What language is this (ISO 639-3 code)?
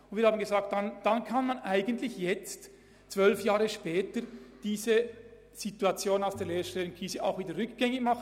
gsw